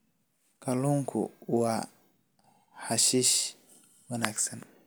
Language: Somali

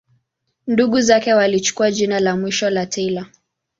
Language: Swahili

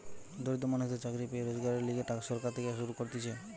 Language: Bangla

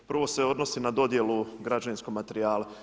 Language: Croatian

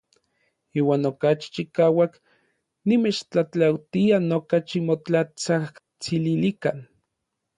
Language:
Orizaba Nahuatl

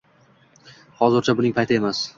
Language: Uzbek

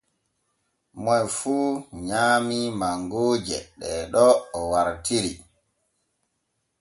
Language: Borgu Fulfulde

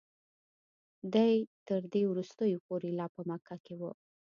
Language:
Pashto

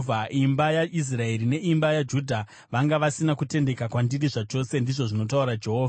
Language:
Shona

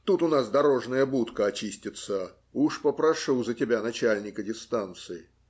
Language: Russian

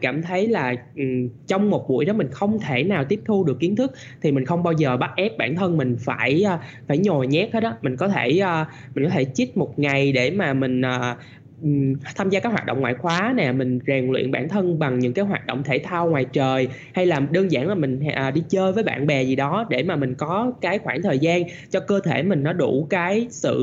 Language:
Vietnamese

